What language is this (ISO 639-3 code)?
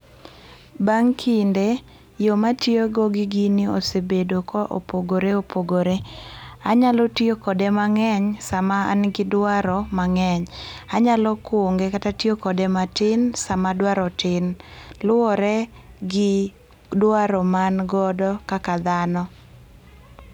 luo